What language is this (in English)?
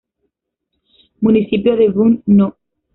Spanish